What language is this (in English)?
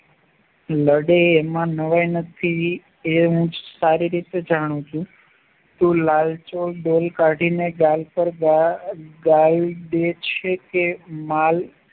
Gujarati